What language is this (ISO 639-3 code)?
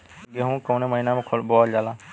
bho